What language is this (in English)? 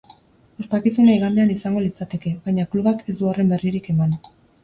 Basque